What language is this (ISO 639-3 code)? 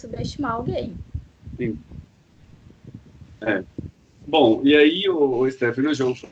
por